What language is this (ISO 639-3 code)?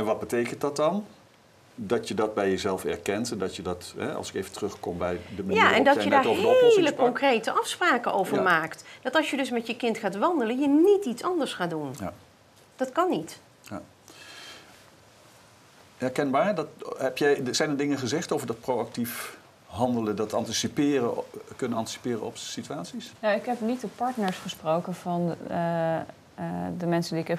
nld